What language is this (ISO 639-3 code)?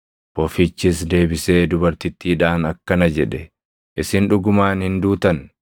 orm